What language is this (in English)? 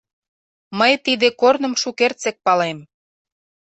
Mari